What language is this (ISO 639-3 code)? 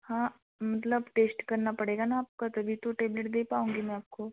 hin